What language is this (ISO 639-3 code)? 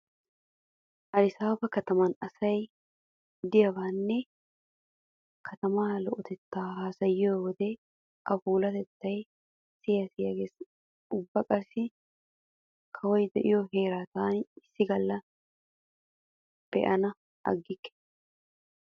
wal